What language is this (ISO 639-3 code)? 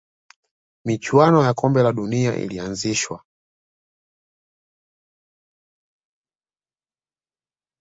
swa